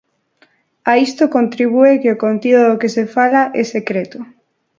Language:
Galician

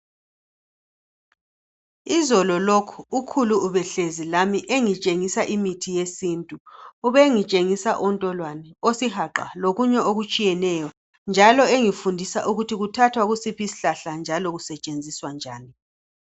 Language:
North Ndebele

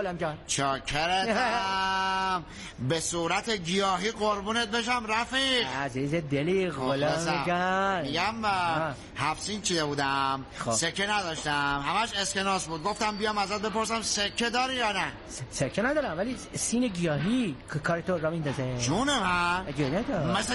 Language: Persian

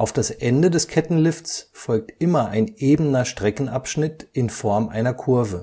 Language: German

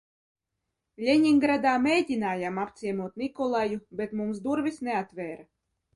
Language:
Latvian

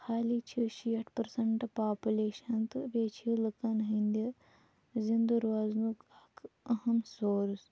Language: Kashmiri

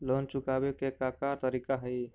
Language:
Magahi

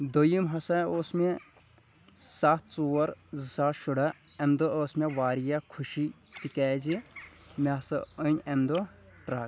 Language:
Kashmiri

